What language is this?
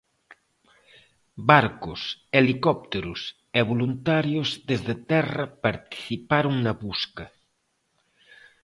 Galician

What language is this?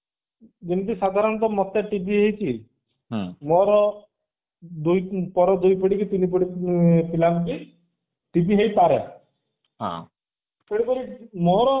Odia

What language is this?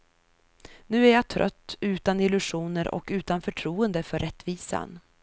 Swedish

